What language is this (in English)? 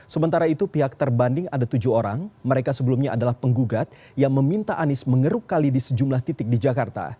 Indonesian